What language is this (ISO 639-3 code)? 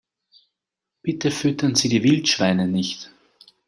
deu